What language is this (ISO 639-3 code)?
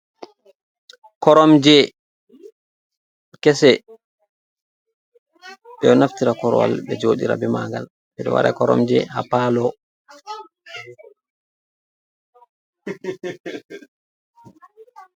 ful